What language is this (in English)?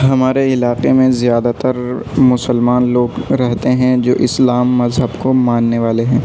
Urdu